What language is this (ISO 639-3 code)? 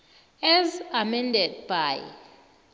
nbl